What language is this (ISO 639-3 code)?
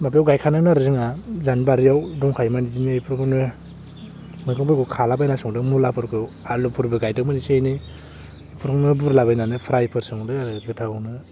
brx